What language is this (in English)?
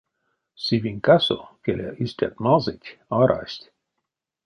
Erzya